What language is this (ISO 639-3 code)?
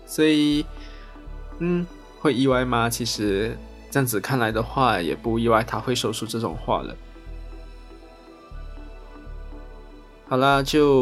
zho